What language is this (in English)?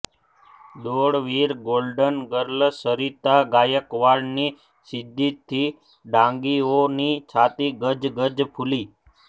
Gujarati